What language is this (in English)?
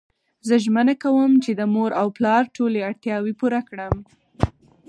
Pashto